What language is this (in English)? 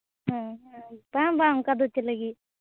Santali